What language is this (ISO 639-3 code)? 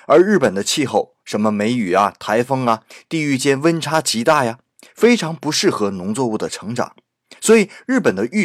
zho